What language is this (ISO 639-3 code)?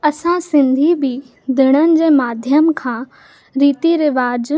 snd